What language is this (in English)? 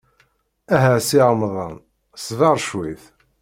Kabyle